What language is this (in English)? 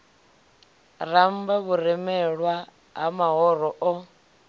Venda